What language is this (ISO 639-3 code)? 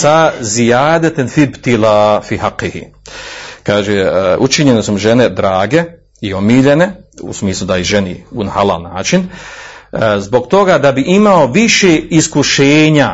hrv